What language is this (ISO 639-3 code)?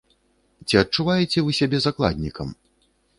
bel